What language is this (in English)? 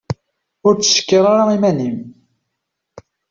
Kabyle